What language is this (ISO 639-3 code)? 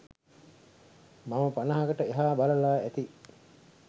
sin